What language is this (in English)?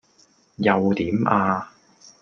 Cantonese